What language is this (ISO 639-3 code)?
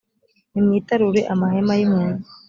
kin